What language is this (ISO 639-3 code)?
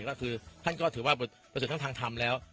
tha